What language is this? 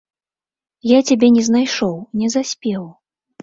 Belarusian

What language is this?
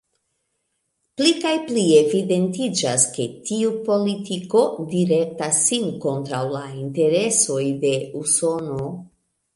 Esperanto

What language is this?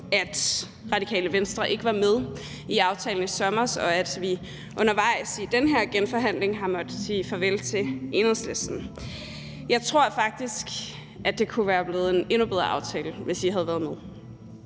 Danish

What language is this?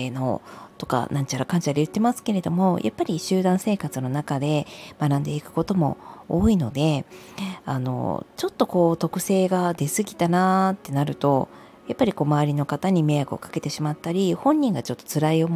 Japanese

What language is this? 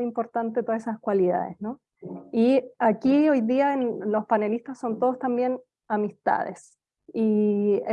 Spanish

